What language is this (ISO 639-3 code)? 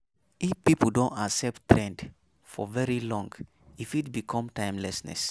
pcm